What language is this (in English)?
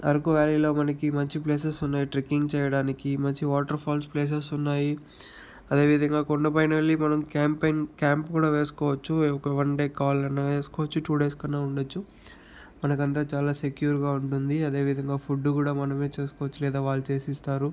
Telugu